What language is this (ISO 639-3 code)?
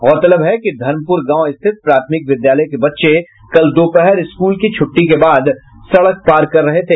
hin